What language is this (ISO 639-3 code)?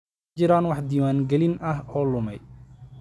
som